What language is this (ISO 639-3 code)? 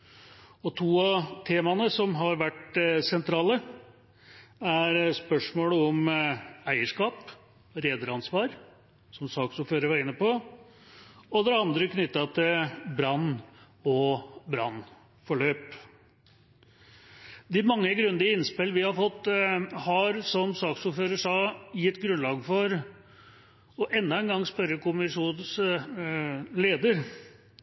nob